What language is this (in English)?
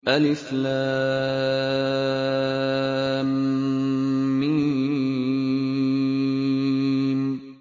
Arabic